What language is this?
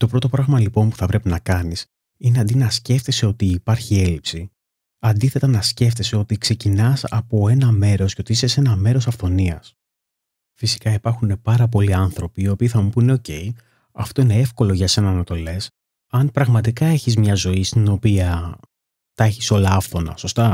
Greek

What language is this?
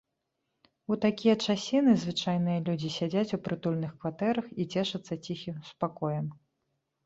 Belarusian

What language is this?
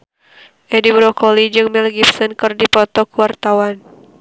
Sundanese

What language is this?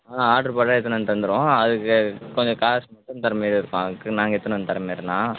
Tamil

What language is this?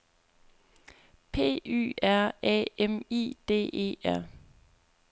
Danish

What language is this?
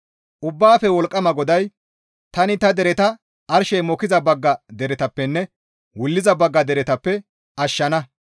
Gamo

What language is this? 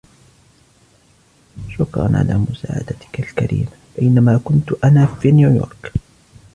Arabic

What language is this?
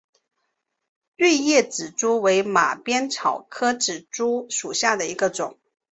Chinese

